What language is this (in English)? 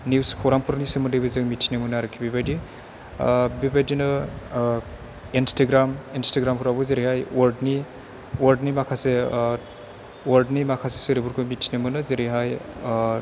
Bodo